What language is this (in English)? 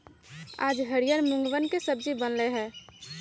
Magahi